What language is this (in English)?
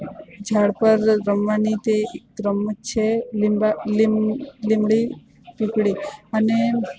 Gujarati